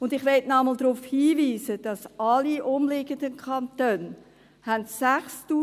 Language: Swiss German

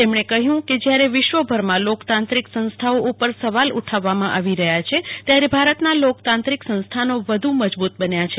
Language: Gujarati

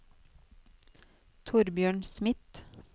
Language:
Norwegian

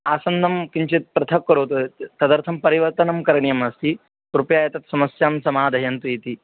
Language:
Sanskrit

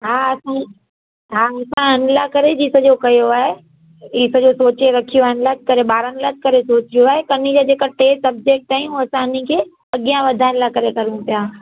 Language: Sindhi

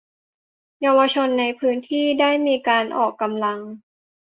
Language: Thai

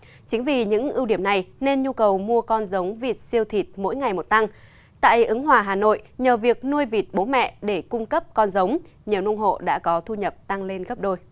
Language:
Vietnamese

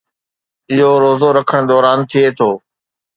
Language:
Sindhi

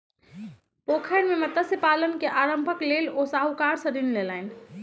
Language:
Maithili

